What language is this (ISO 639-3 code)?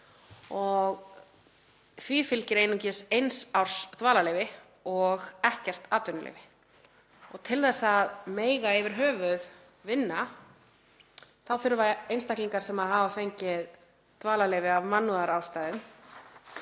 isl